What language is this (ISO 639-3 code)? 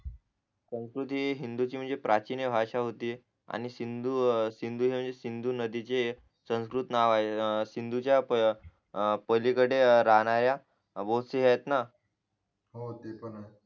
mar